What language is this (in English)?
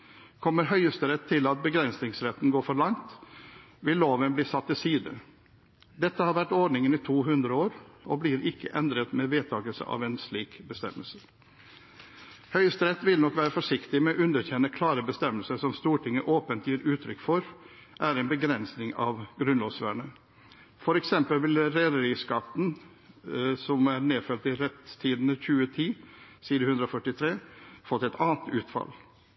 Norwegian Bokmål